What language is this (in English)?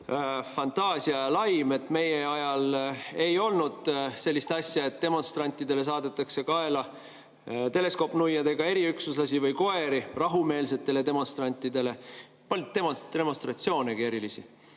Estonian